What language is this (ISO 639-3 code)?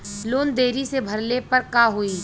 bho